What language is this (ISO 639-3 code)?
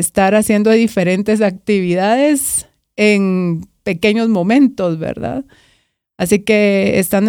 spa